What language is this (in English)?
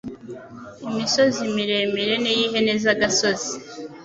Kinyarwanda